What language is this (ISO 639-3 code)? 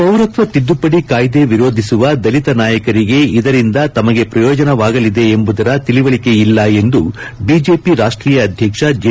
kan